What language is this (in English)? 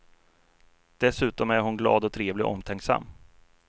Swedish